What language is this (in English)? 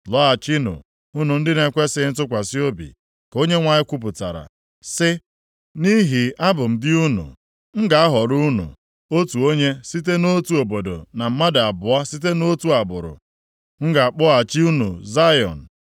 Igbo